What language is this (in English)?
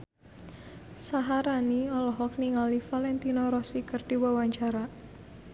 Sundanese